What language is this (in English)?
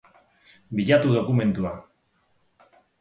Basque